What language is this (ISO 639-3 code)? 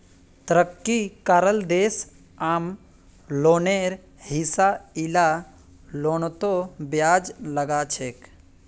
mag